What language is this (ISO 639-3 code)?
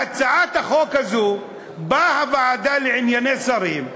heb